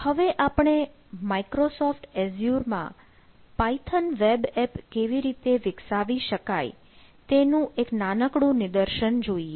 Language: Gujarati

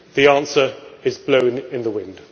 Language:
English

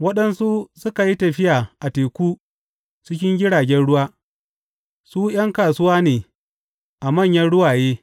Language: Hausa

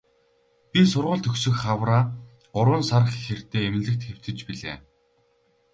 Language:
Mongolian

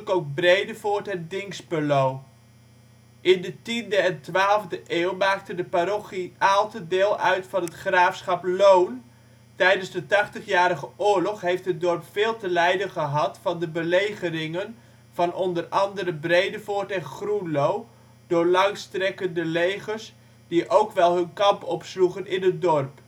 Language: Dutch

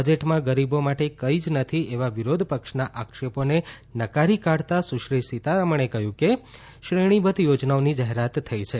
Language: Gujarati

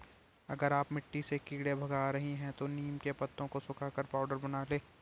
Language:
Hindi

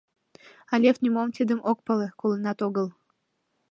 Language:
Mari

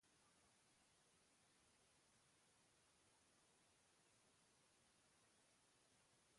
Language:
Basque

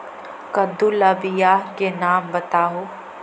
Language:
Magahi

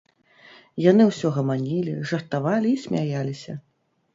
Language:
Belarusian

